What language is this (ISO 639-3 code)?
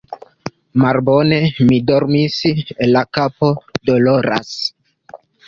epo